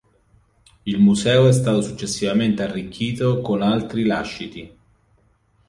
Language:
Italian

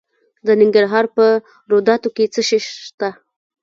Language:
Pashto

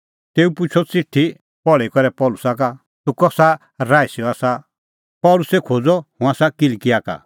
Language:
Kullu Pahari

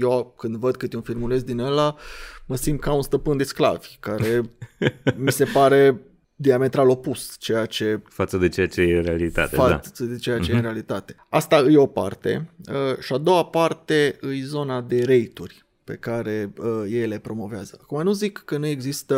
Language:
Romanian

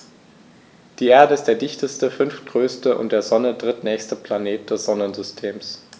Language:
German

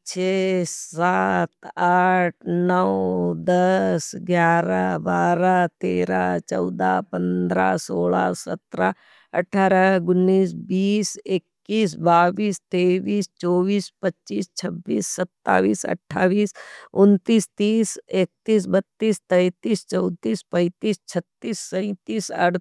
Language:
Nimadi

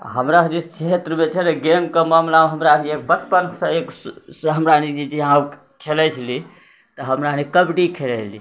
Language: Maithili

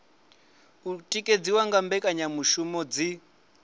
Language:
Venda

